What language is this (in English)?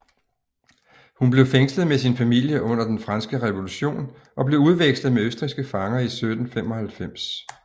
Danish